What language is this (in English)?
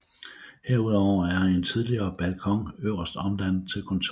Danish